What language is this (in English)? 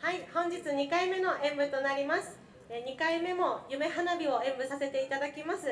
Japanese